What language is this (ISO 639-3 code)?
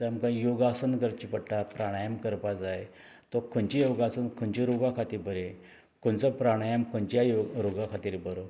kok